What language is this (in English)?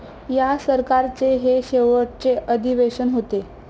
Marathi